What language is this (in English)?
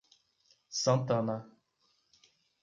Portuguese